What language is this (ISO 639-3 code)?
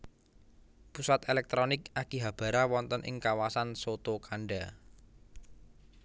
jav